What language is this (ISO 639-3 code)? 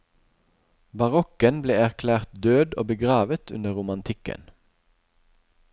nor